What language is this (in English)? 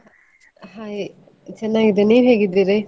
Kannada